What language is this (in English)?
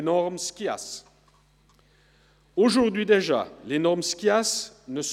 Swiss German